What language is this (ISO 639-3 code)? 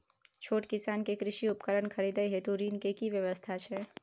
mai